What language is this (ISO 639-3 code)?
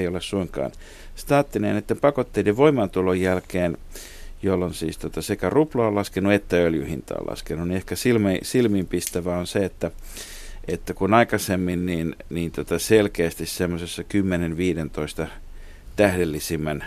fin